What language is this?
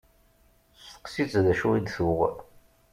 Kabyle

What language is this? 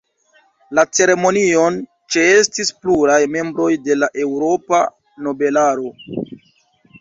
Esperanto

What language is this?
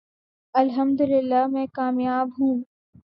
Urdu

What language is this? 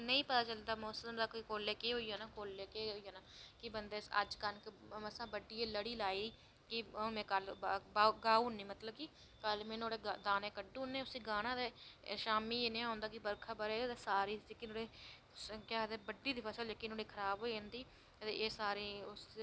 Dogri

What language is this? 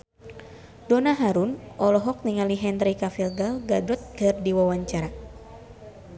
Sundanese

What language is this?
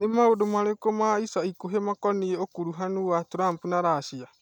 Kikuyu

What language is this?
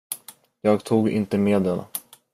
Swedish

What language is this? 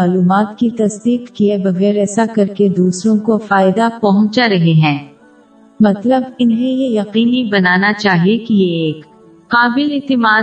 Urdu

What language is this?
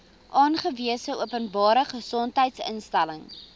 Afrikaans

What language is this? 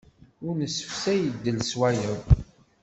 Kabyle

